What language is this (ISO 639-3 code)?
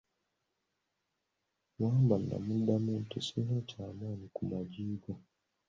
lug